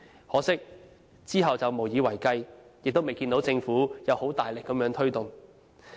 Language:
Cantonese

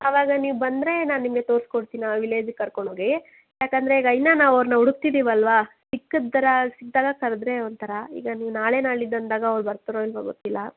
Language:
Kannada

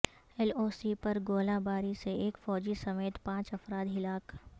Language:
Urdu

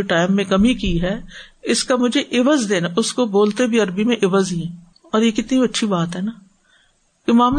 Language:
Urdu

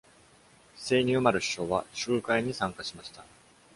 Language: Japanese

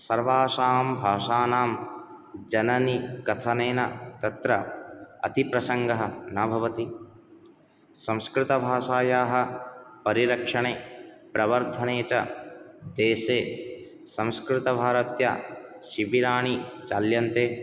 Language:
Sanskrit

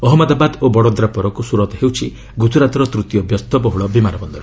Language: Odia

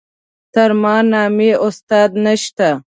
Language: Pashto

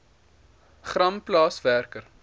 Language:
Afrikaans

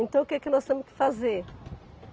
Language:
Portuguese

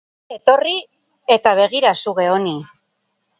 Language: Basque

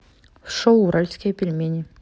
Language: Russian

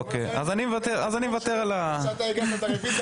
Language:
Hebrew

